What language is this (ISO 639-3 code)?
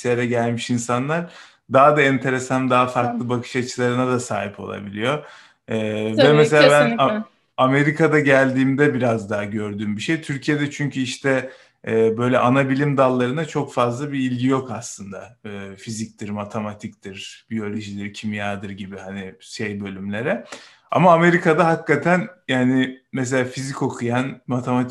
tur